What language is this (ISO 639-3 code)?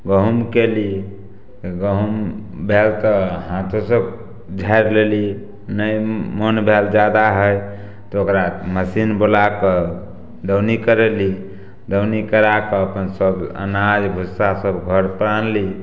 mai